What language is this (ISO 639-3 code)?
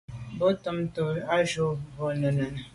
byv